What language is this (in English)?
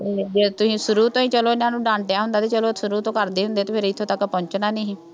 Punjabi